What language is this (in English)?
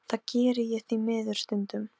Icelandic